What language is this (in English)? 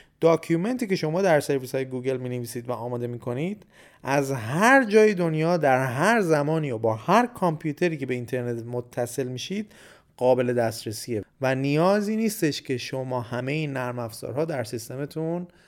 Persian